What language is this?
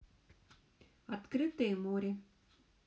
Russian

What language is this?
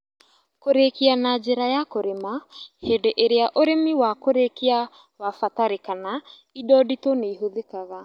Kikuyu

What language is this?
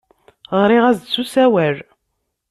Kabyle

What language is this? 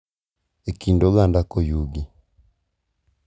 Luo (Kenya and Tanzania)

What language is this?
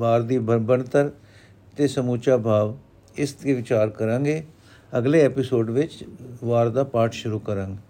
Punjabi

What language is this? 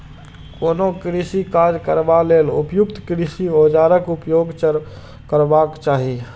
Maithili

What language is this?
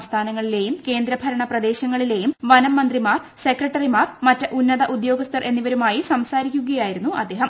Malayalam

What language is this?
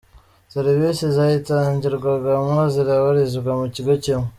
Kinyarwanda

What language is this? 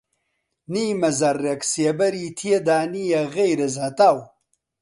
Central Kurdish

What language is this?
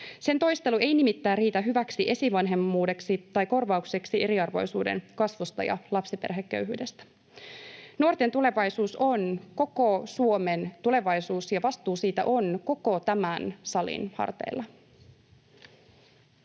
Finnish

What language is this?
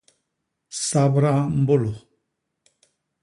Basaa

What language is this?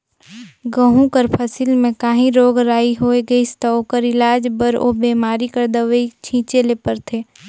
Chhattisgarhi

